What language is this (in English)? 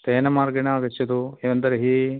Sanskrit